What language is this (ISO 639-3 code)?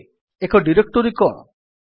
ori